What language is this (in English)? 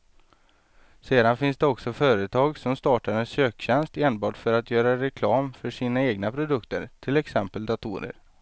Swedish